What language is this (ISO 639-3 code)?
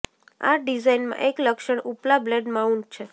guj